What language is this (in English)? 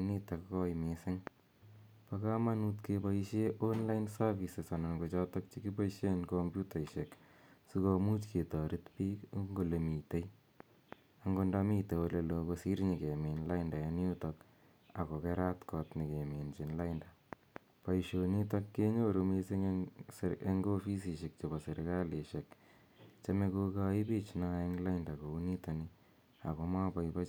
Kalenjin